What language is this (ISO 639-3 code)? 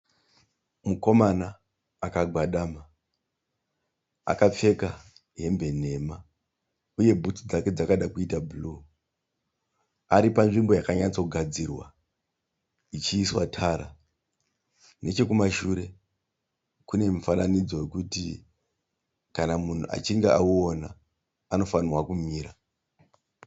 sna